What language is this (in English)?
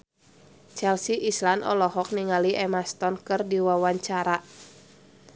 Sundanese